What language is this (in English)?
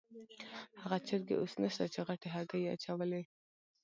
Pashto